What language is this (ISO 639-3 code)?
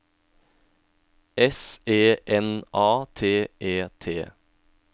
nor